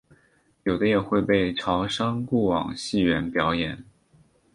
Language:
Chinese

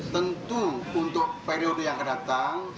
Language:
Indonesian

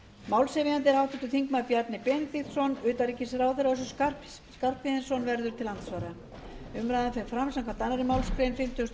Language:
Icelandic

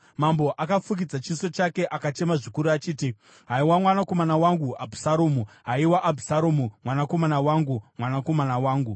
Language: Shona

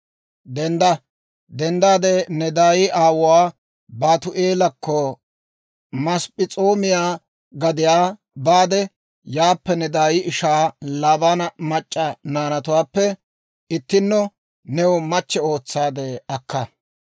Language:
Dawro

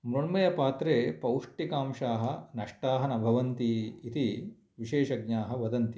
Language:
Sanskrit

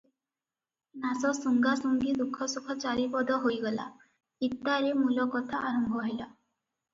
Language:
Odia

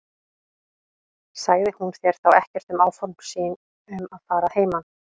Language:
Icelandic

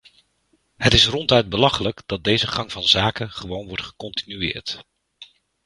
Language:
Dutch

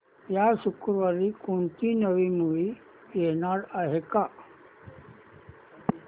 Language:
Marathi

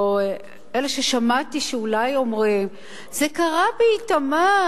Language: Hebrew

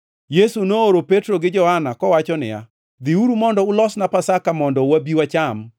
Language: Luo (Kenya and Tanzania)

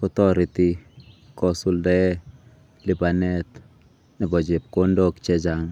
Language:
Kalenjin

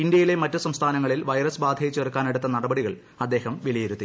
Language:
Malayalam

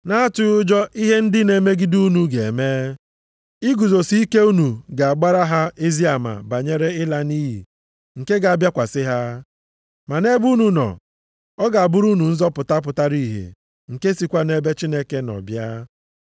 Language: Igbo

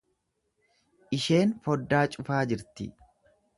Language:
Oromo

